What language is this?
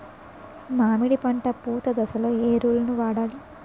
Telugu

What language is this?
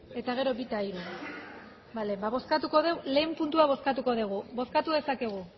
Basque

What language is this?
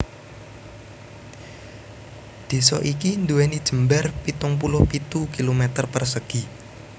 Javanese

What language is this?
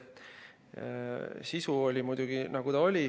Estonian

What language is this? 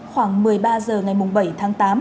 Vietnamese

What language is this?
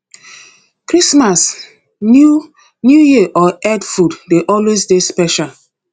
Nigerian Pidgin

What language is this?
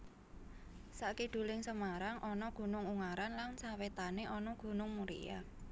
Javanese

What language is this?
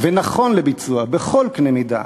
Hebrew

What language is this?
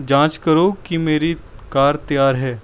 Punjabi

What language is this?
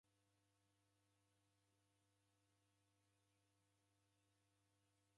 Taita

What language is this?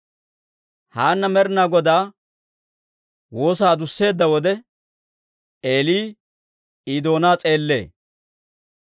Dawro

